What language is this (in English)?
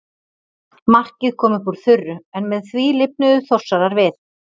Icelandic